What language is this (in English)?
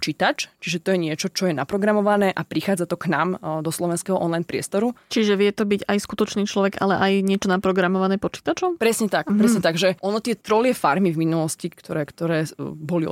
Slovak